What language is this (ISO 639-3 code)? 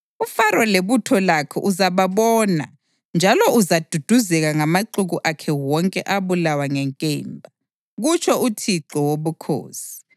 nde